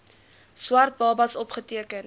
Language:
Afrikaans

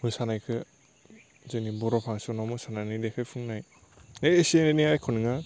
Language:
Bodo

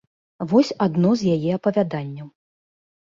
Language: Belarusian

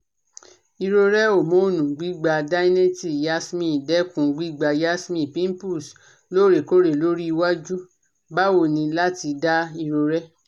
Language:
Yoruba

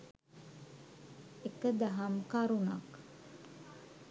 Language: Sinhala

